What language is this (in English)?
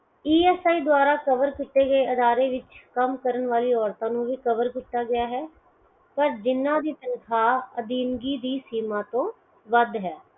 Punjabi